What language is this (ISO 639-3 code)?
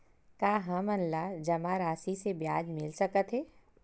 hne